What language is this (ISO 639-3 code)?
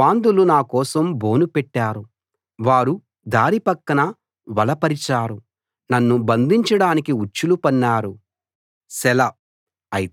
tel